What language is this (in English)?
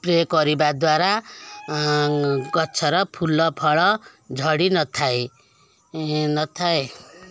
Odia